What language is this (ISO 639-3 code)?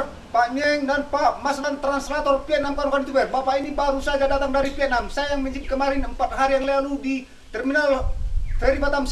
ind